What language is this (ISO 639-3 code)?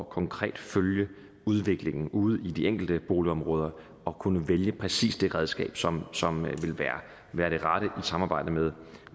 dan